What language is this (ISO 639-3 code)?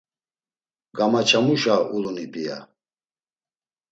lzz